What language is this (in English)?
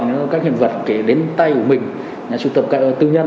Vietnamese